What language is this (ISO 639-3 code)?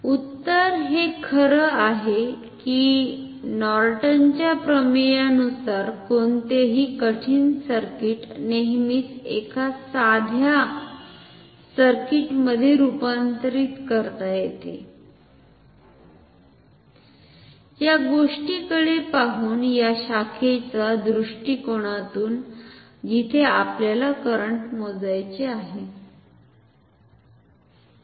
mar